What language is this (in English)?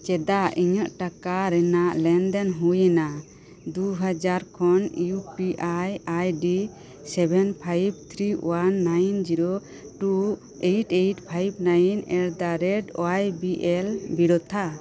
Santali